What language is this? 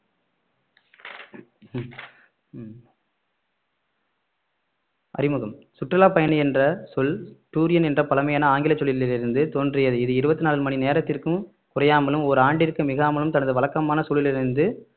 Tamil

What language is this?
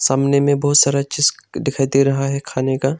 Hindi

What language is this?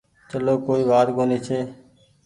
Goaria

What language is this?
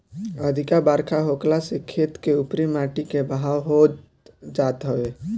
Bhojpuri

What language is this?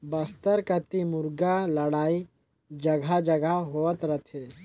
Chhattisgarhi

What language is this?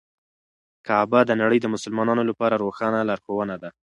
Pashto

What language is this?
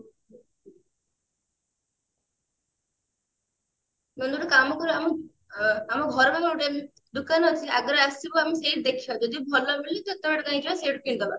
Odia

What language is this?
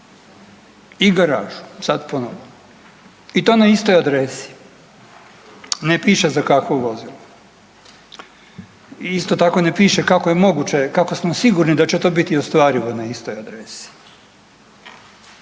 Croatian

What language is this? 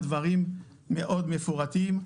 Hebrew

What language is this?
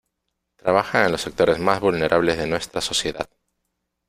Spanish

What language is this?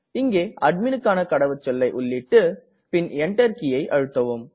Tamil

